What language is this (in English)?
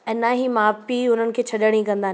Sindhi